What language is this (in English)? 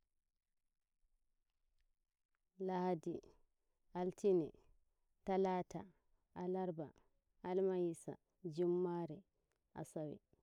Nigerian Fulfulde